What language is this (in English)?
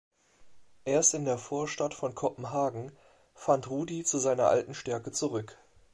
German